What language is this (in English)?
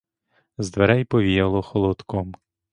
Ukrainian